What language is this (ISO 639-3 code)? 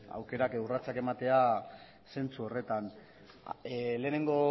eus